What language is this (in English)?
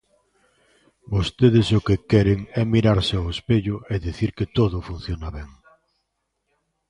Galician